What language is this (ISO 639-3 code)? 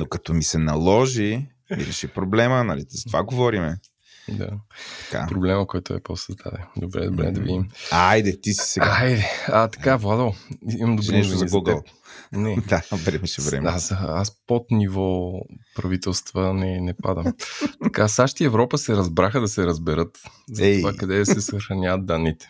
bul